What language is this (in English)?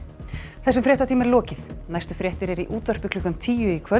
Icelandic